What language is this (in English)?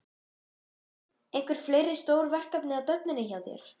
Icelandic